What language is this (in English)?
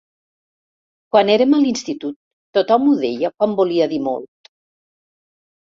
Catalan